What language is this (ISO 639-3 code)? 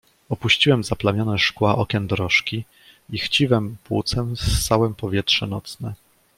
pol